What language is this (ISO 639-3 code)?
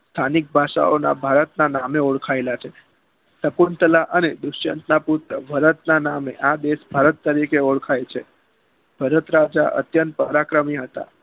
guj